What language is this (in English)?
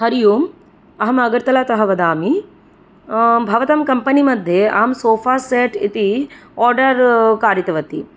Sanskrit